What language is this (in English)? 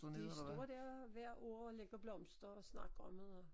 Danish